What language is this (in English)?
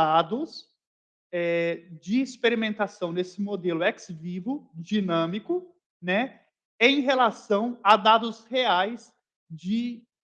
Portuguese